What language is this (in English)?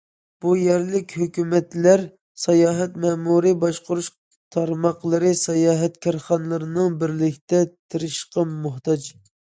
Uyghur